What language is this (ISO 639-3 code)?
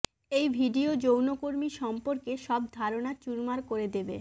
ben